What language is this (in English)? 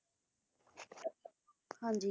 Punjabi